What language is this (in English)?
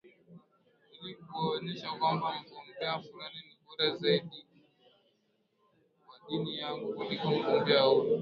Swahili